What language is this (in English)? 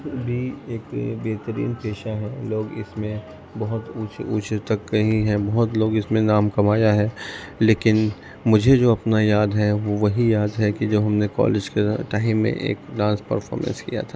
Urdu